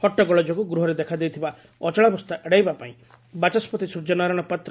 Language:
Odia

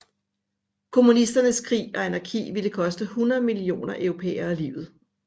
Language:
Danish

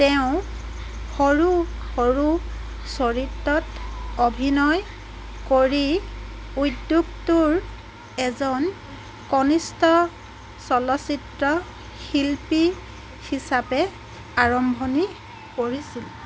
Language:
Assamese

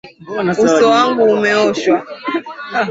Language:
Swahili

